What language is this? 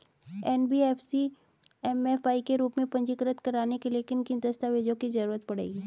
Hindi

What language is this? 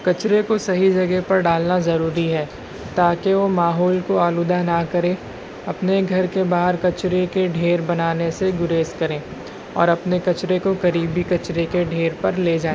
Urdu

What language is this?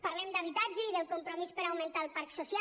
Catalan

